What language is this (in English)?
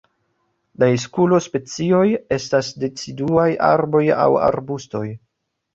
Esperanto